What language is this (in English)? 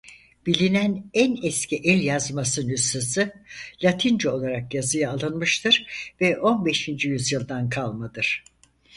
Turkish